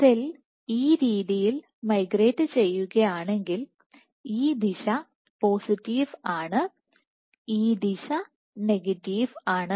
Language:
Malayalam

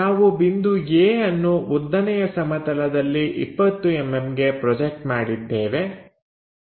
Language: Kannada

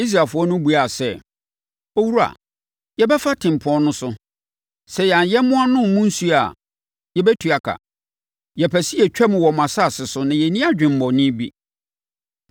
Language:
Akan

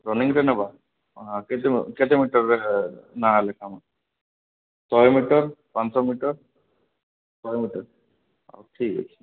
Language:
Odia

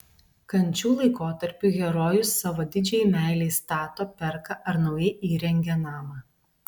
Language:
Lithuanian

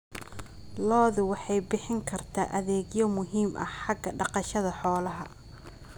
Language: Somali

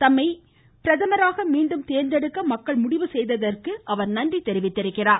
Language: Tamil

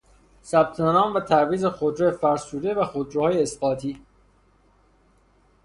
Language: Persian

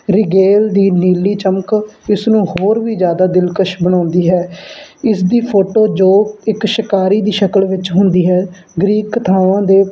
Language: Punjabi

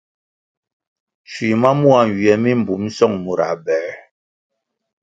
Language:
Kwasio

